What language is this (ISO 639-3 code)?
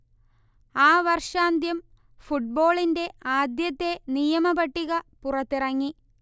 mal